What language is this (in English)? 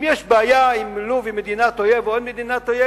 Hebrew